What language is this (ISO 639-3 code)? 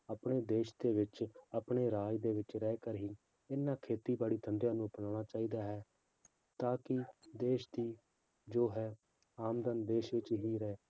pan